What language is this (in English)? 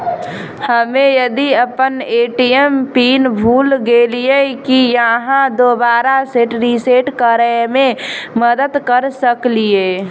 Maithili